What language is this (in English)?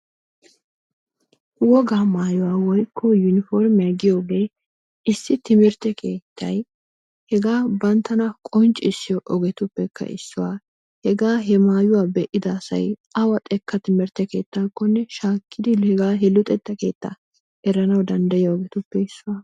Wolaytta